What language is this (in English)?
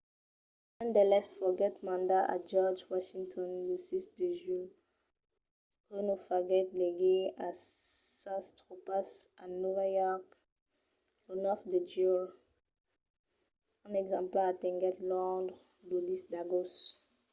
Occitan